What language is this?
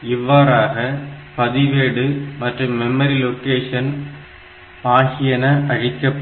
Tamil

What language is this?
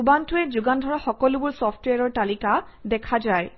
Assamese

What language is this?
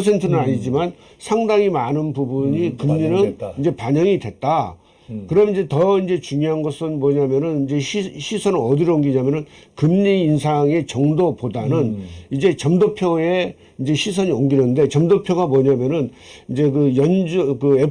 Korean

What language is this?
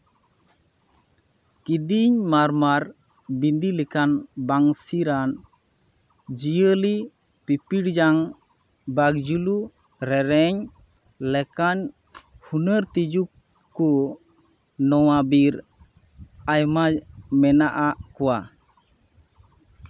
Santali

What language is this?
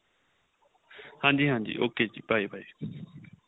Punjabi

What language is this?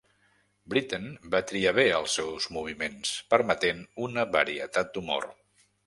Catalan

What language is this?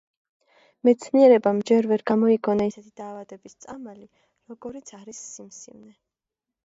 Georgian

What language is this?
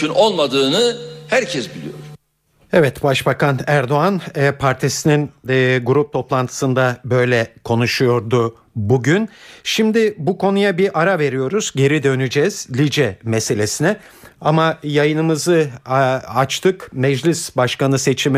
Turkish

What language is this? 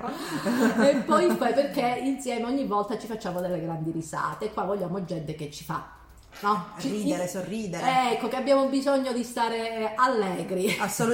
Italian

